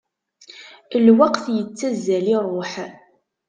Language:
Kabyle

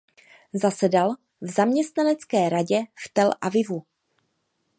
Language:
Czech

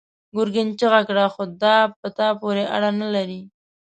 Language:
Pashto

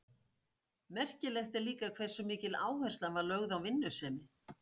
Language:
Icelandic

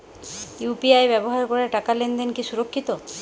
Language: Bangla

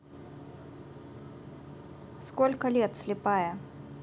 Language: Russian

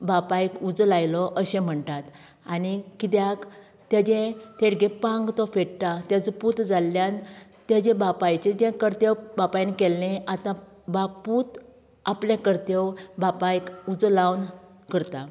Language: Konkani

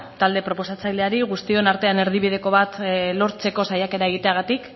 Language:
Basque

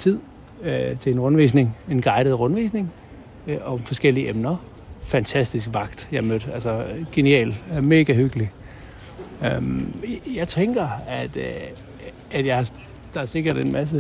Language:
Danish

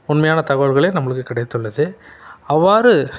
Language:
Tamil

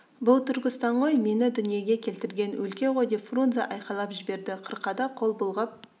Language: Kazakh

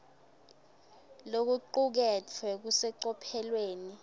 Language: Swati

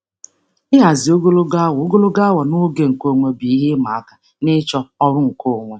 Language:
Igbo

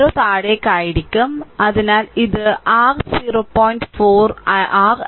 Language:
Malayalam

